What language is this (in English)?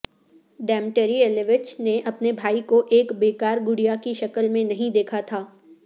Urdu